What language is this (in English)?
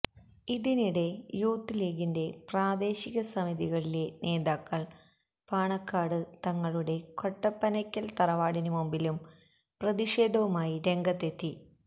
Malayalam